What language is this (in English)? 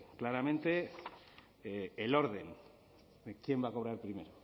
Spanish